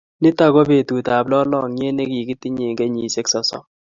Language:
Kalenjin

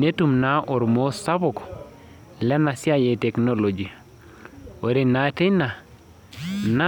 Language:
Masai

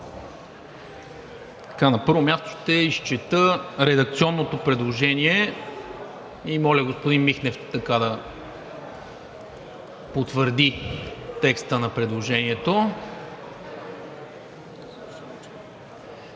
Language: Bulgarian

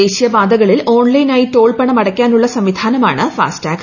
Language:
Malayalam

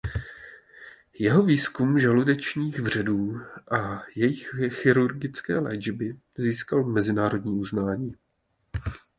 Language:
Czech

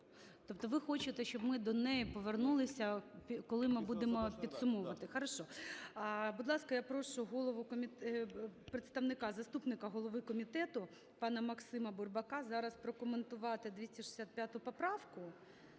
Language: Ukrainian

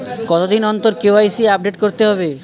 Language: Bangla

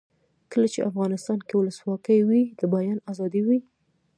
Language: Pashto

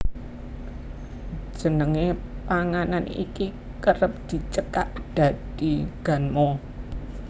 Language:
Javanese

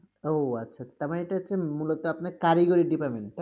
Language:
Bangla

